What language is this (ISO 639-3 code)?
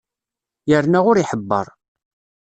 kab